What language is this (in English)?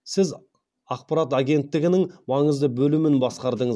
Kazakh